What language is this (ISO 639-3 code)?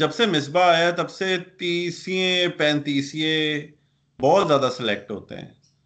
urd